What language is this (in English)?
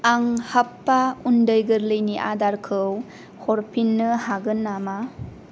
Bodo